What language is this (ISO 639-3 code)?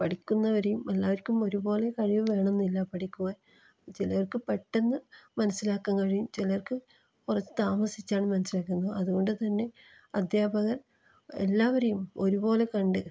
mal